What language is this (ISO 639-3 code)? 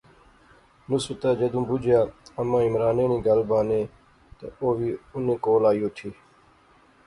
phr